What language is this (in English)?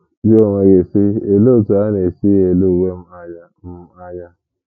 Igbo